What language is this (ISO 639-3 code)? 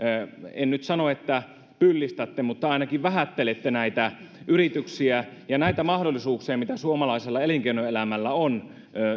fin